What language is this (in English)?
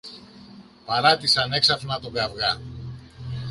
Greek